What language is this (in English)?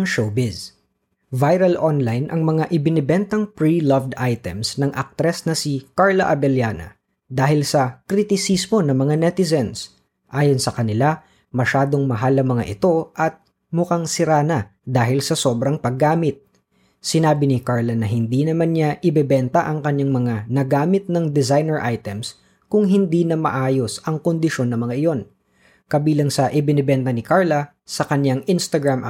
Filipino